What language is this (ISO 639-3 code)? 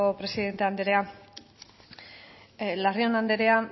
eus